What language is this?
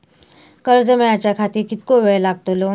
Marathi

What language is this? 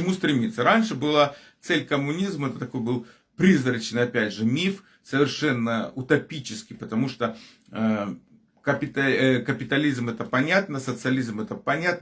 Russian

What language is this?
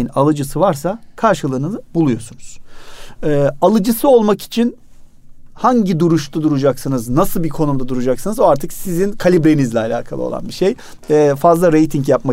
Turkish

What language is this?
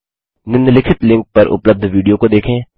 Hindi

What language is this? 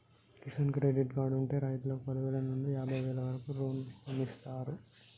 Telugu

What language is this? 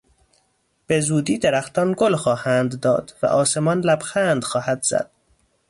Persian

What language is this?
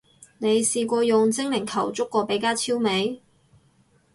Cantonese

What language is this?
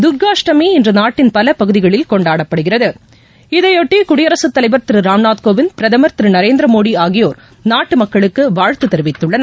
Tamil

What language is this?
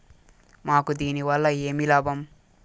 Telugu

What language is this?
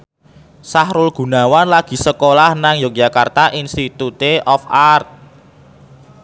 Javanese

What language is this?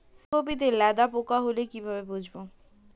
Bangla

